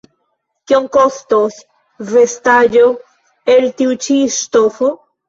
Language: Esperanto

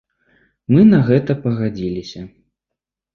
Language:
Belarusian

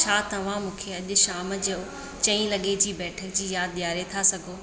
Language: Sindhi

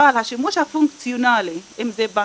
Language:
Hebrew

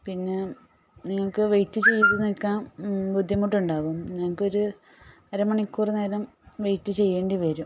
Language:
Malayalam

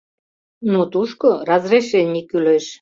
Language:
Mari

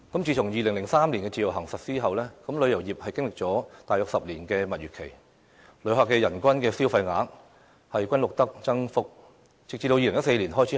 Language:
Cantonese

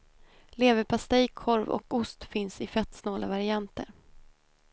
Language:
Swedish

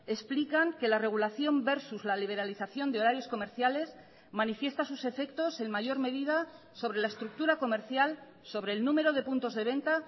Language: Spanish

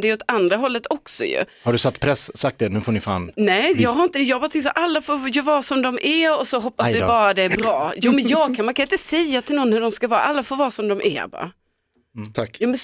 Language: Swedish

